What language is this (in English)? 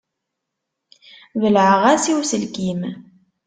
Kabyle